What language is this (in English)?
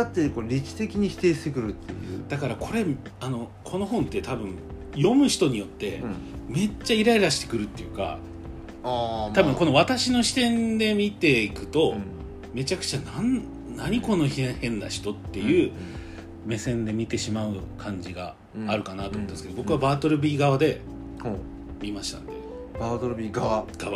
Japanese